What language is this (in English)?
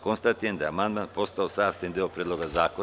Serbian